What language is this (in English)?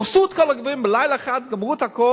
Hebrew